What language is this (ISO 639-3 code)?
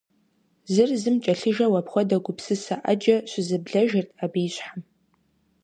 kbd